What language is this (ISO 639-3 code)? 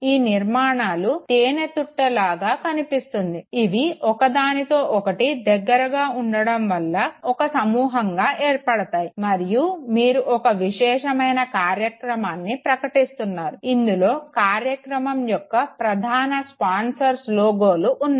tel